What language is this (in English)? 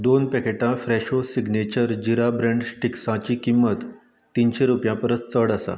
Konkani